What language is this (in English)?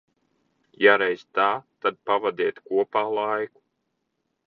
Latvian